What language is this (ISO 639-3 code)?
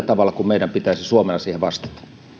fin